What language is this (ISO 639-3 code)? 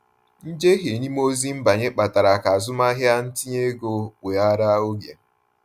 ibo